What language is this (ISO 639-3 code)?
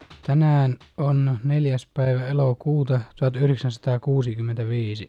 fin